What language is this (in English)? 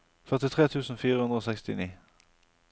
Norwegian